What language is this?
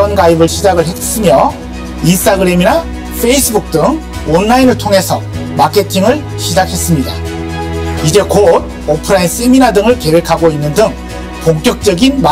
Korean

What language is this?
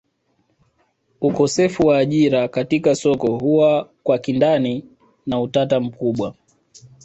Swahili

